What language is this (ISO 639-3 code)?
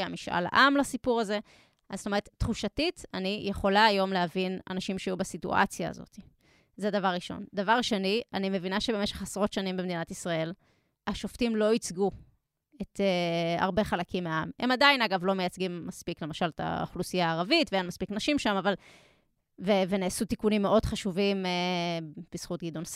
heb